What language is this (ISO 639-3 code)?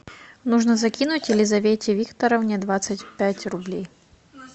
rus